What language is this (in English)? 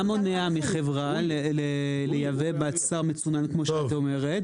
Hebrew